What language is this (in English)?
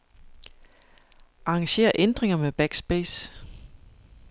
Danish